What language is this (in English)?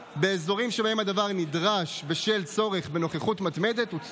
Hebrew